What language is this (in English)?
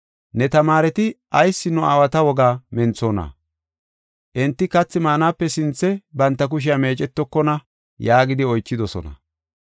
Gofa